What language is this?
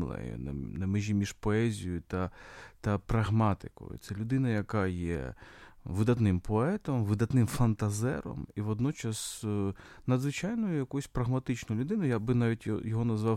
Ukrainian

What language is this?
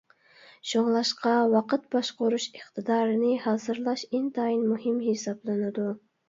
Uyghur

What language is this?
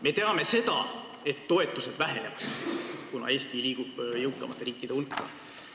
Estonian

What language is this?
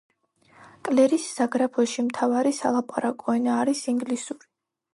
Georgian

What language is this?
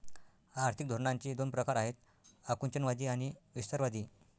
Marathi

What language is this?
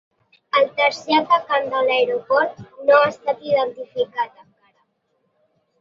Catalan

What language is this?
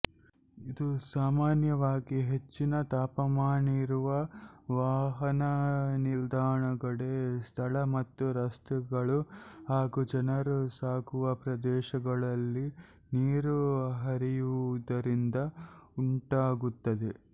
Kannada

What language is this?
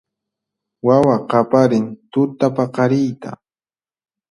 Puno Quechua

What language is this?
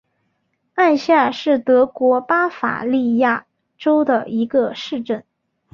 Chinese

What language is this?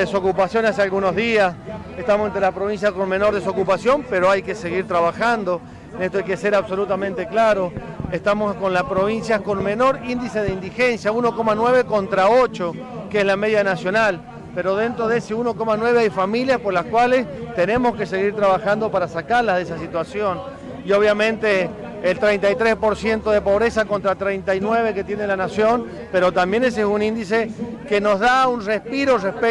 Spanish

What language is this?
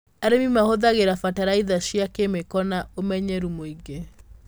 Kikuyu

